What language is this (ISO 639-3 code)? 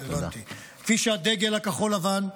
heb